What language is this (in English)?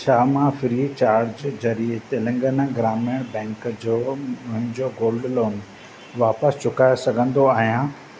Sindhi